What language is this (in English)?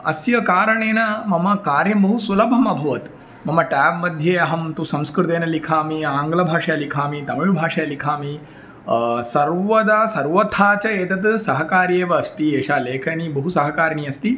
Sanskrit